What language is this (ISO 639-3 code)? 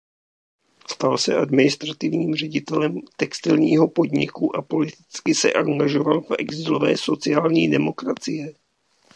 ces